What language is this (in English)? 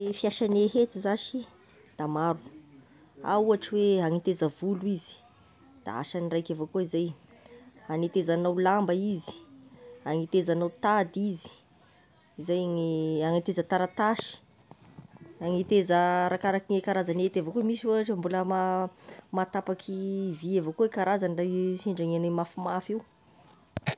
Tesaka Malagasy